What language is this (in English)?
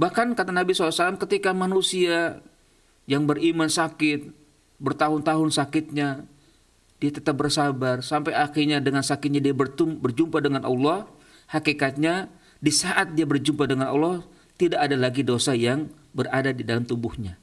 Indonesian